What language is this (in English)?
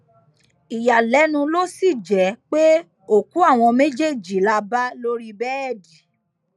Yoruba